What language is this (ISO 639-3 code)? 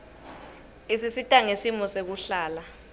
ssw